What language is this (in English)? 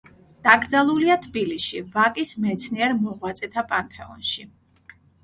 Georgian